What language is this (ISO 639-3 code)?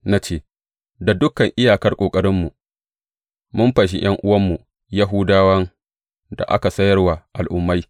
hau